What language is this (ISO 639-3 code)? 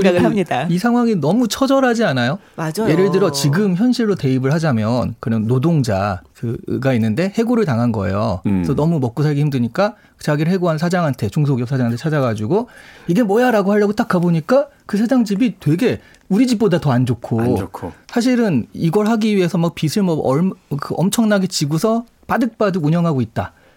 kor